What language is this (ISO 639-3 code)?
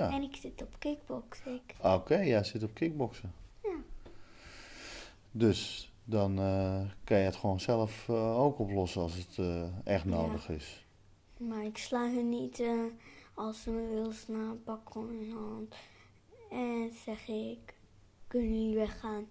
nld